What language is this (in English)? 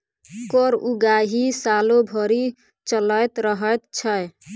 Maithili